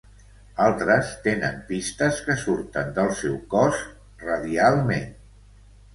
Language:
Catalan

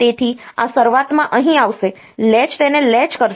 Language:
Gujarati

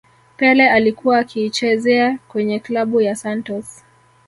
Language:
Swahili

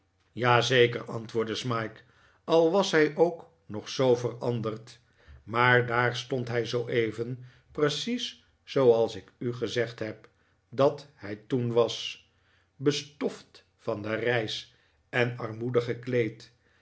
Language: Dutch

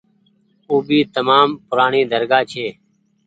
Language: Goaria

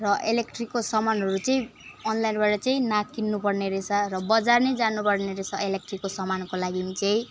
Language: Nepali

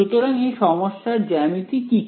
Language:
Bangla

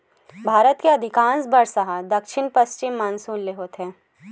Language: Chhattisgarhi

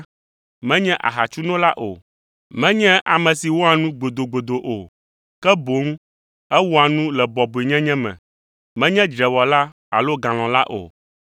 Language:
Ewe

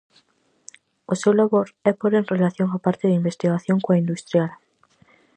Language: Galician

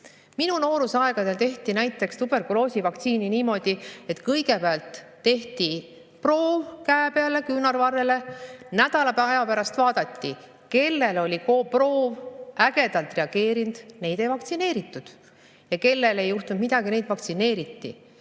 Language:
Estonian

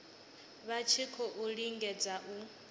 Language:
Venda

